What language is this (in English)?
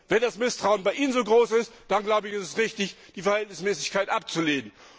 German